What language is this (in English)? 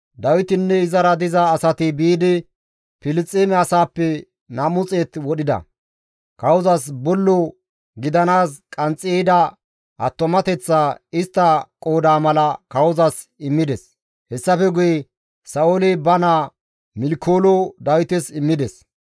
Gamo